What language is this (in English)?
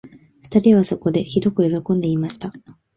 Japanese